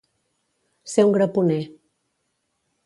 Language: Catalan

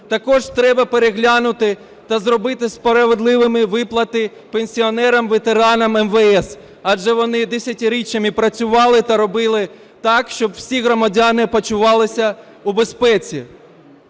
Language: Ukrainian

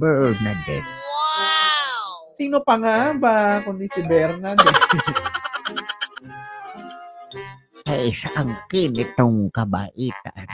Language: Filipino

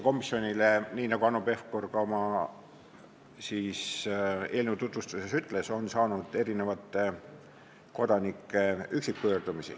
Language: Estonian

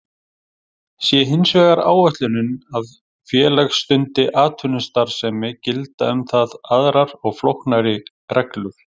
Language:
Icelandic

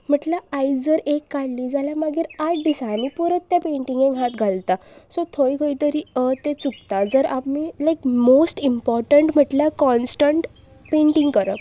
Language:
Konkani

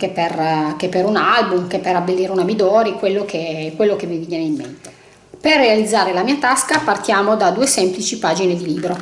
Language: Italian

